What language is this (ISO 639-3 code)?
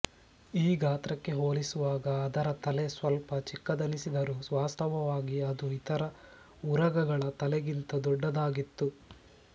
kan